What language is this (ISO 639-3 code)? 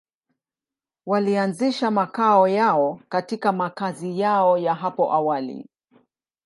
swa